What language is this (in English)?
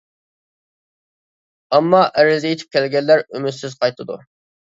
Uyghur